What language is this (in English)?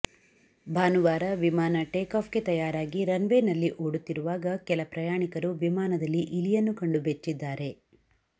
Kannada